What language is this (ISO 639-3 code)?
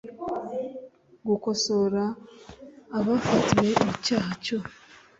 kin